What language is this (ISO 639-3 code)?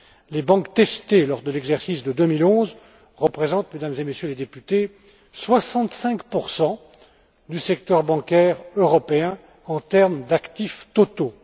fra